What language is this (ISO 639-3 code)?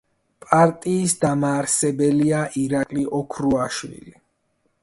kat